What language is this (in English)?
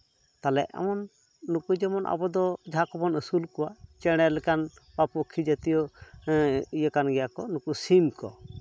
Santali